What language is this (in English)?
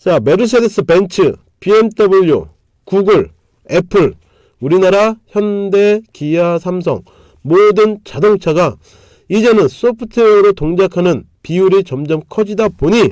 Korean